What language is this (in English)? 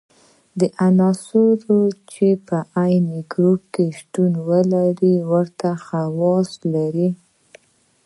Pashto